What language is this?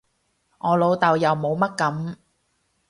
Cantonese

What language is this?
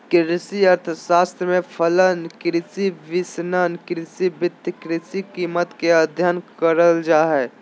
Magahi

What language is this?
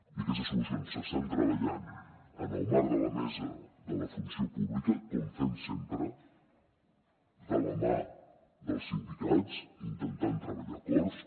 Catalan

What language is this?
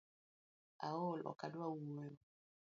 Luo (Kenya and Tanzania)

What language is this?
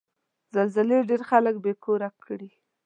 Pashto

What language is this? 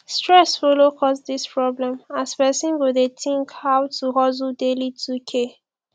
Nigerian Pidgin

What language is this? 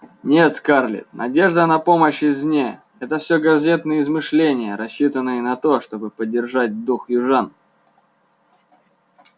Russian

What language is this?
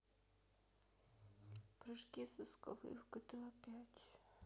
Russian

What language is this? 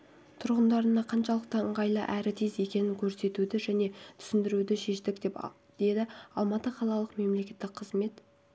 Kazakh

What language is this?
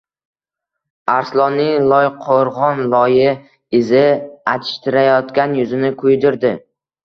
Uzbek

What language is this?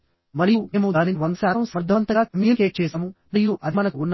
Telugu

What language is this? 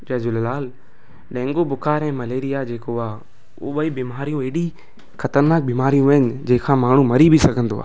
Sindhi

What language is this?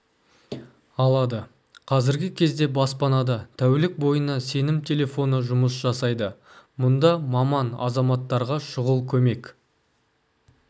Kazakh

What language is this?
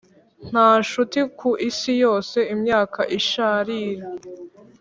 Kinyarwanda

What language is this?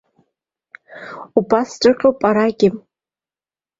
Abkhazian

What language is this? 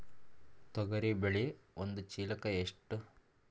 Kannada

